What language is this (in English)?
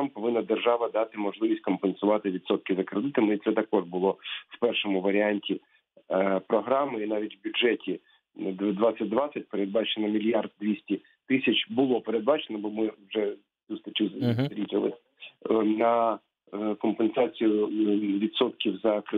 Ukrainian